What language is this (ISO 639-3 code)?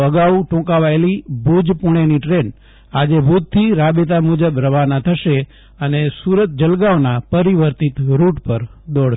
guj